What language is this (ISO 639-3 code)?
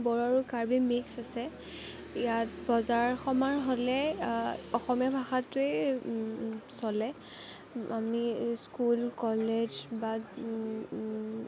asm